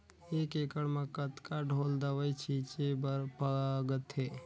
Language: Chhattisgarhi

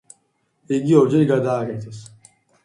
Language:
Georgian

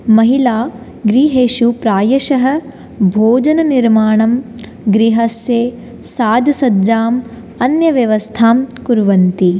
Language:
Sanskrit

